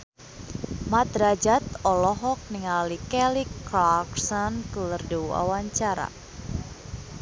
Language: Sundanese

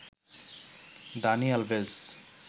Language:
Bangla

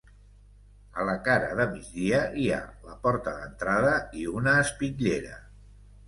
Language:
Catalan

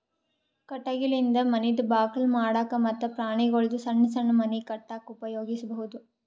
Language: Kannada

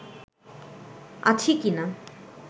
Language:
Bangla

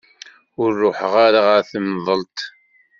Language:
Kabyle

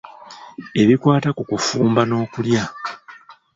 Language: Ganda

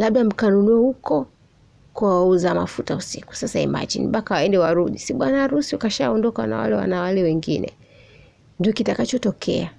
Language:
Swahili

